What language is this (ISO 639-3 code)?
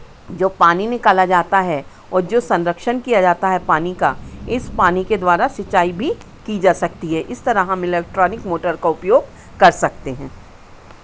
hin